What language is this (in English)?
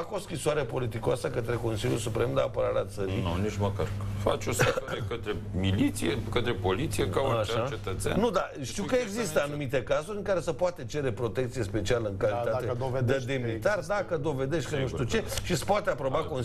Romanian